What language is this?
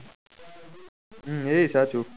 Gujarati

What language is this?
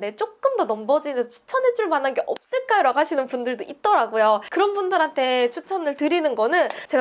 Korean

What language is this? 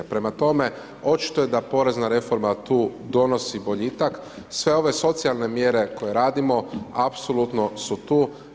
Croatian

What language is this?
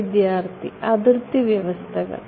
Malayalam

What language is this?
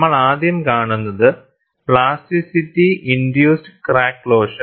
Malayalam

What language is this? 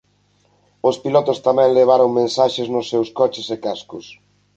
Galician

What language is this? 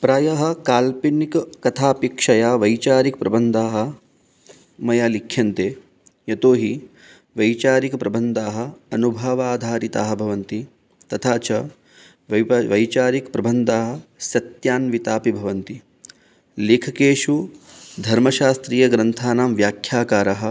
Sanskrit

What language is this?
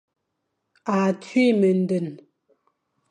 Fang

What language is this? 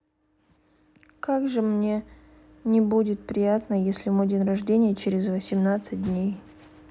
Russian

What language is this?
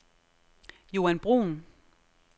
Danish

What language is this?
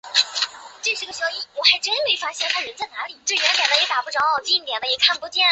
Chinese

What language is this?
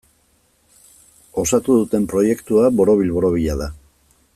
Basque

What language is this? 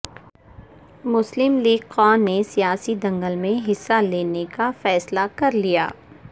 Urdu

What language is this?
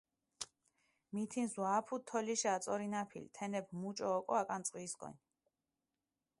Mingrelian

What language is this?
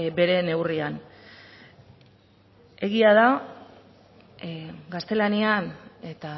Basque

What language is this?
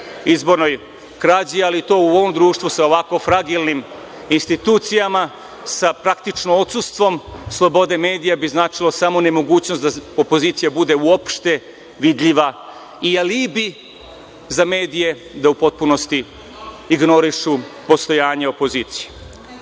Serbian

